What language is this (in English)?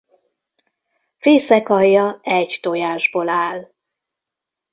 Hungarian